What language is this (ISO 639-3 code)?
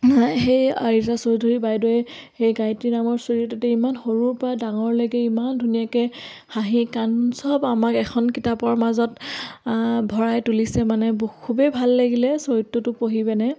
asm